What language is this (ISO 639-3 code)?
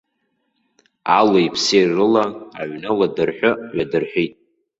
abk